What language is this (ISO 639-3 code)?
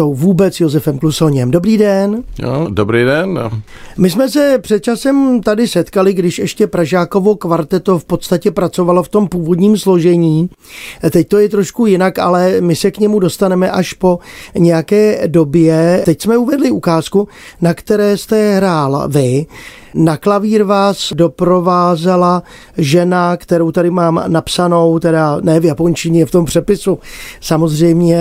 ces